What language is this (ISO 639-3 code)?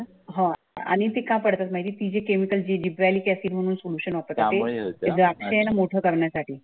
mar